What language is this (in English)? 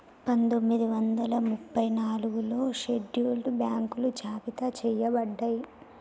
Telugu